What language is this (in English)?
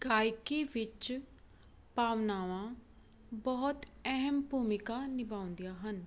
Punjabi